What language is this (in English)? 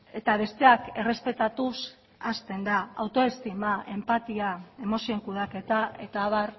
Basque